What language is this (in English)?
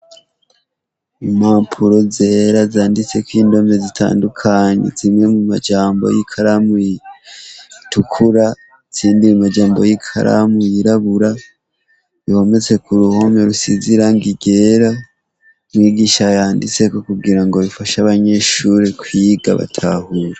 Rundi